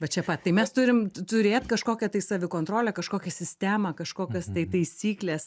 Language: Lithuanian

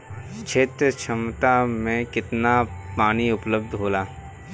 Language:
Bhojpuri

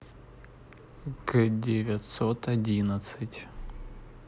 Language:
Russian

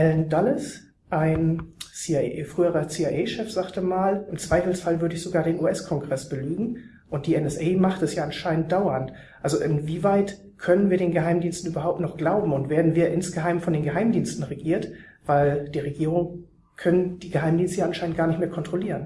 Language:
German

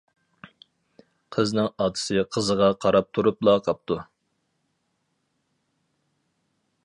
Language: Uyghur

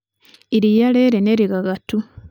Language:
Kikuyu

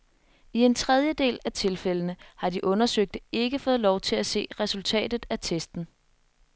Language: Danish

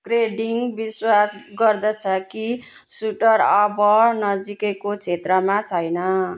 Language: Nepali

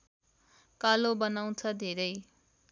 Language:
Nepali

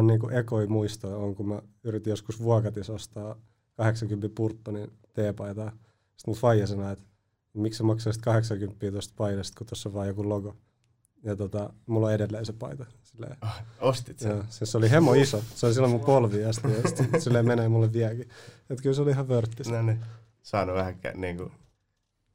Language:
Finnish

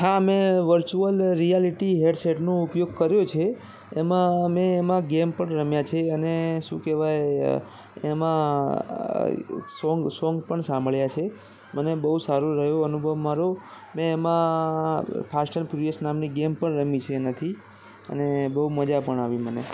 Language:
Gujarati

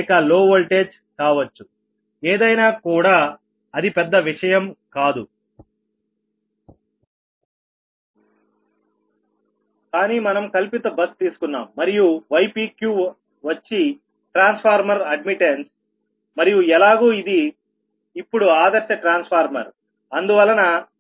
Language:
Telugu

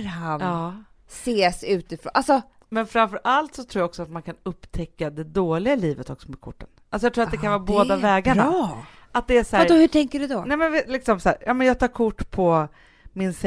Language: Swedish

